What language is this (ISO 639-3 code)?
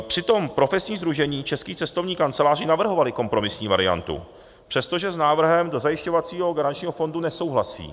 ces